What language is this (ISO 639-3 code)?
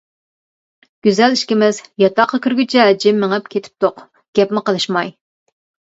uig